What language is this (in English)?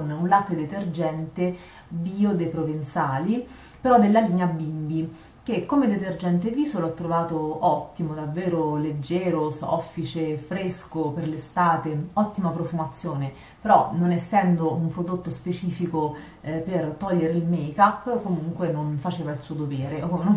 Italian